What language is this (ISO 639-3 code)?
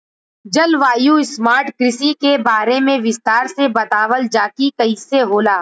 bho